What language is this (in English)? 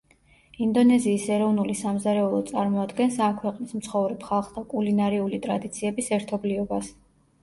Georgian